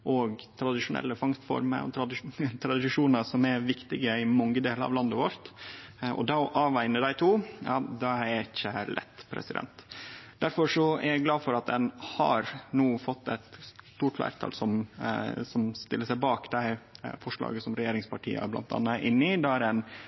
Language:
Norwegian Nynorsk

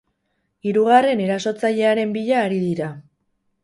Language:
Basque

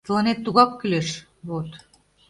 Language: Mari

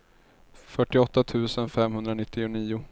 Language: Swedish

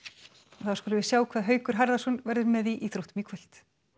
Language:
Icelandic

